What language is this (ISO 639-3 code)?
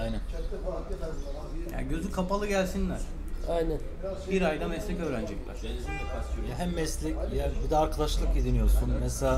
tur